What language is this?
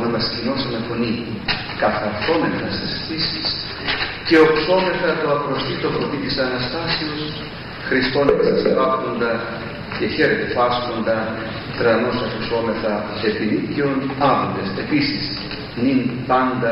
Greek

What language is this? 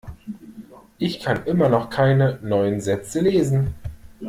German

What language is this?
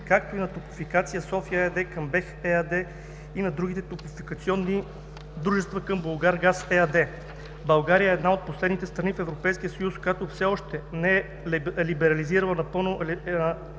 Bulgarian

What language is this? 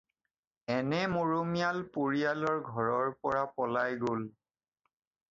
Assamese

